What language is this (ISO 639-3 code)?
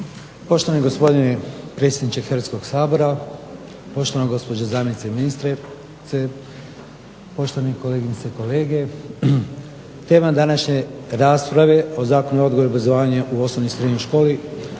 hrv